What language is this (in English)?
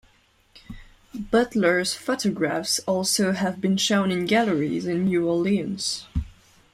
English